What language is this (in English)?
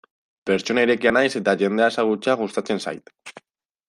Basque